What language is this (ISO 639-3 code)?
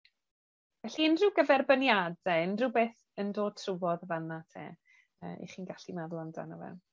cym